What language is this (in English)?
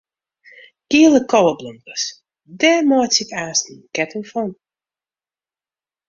Western Frisian